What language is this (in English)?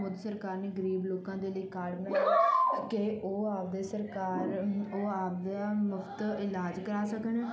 Punjabi